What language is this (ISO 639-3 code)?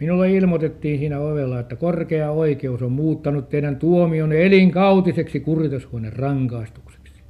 fin